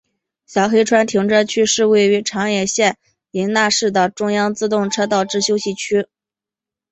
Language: Chinese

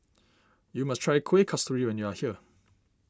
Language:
English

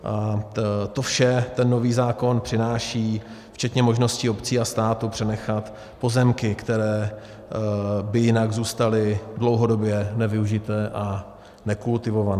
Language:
Czech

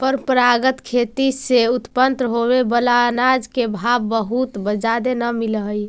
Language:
Magahi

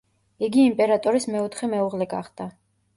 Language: Georgian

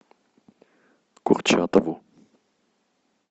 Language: Russian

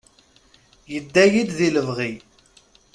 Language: Kabyle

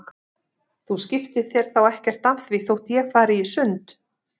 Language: Icelandic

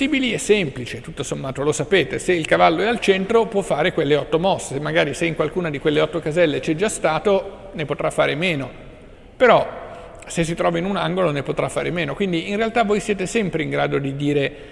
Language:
Italian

